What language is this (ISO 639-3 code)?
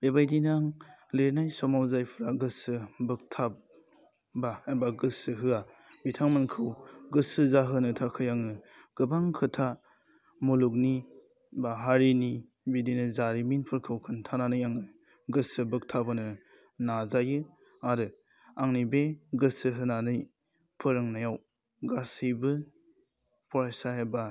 brx